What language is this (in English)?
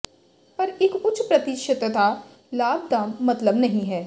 Punjabi